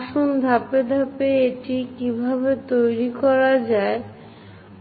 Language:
Bangla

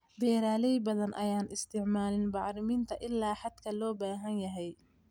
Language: Somali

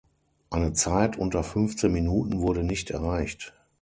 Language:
German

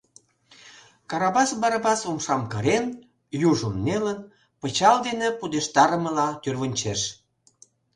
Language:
Mari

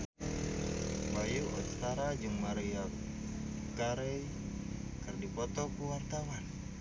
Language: Sundanese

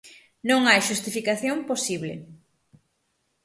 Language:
Galician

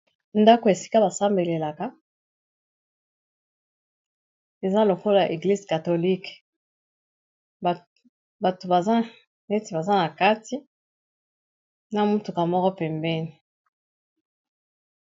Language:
Lingala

